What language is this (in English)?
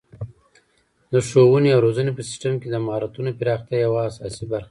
Pashto